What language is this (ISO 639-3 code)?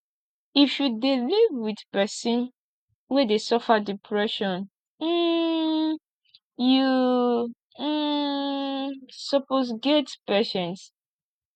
pcm